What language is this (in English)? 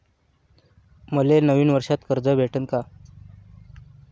Marathi